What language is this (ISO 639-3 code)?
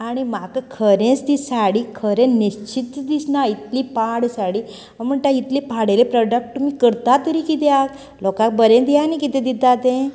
kok